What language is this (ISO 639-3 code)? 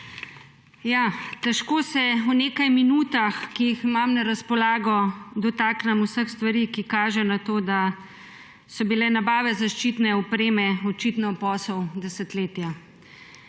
slv